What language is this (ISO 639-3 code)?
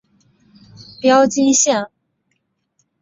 zho